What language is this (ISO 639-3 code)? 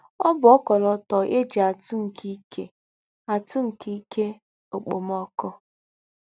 ibo